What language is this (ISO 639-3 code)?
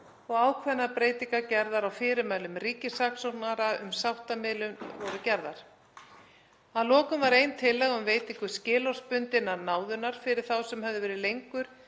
isl